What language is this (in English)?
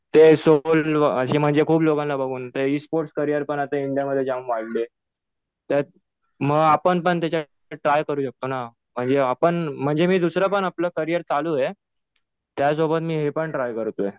Marathi